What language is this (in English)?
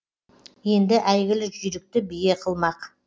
Kazakh